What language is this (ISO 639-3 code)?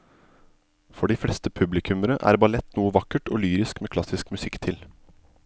nor